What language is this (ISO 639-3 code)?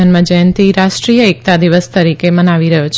guj